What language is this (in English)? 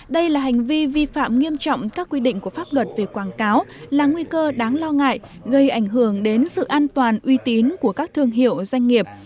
Vietnamese